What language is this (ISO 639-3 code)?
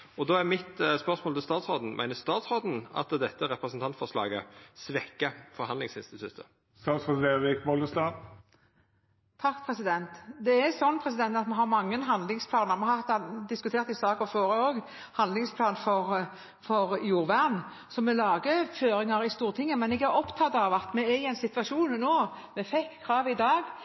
nor